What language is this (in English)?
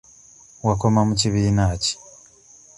Ganda